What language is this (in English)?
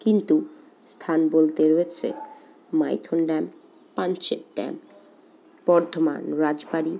Bangla